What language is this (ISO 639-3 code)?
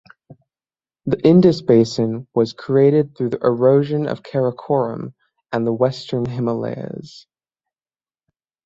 eng